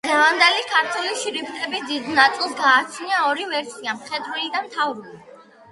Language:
Georgian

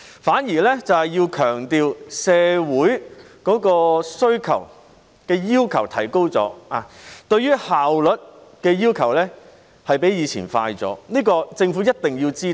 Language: Cantonese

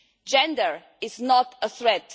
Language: English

